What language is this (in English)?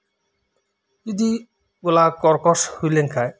Santali